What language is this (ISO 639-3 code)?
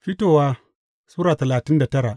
hau